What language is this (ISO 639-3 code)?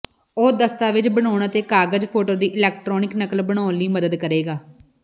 pan